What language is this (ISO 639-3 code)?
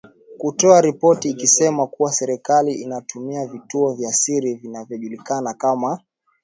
swa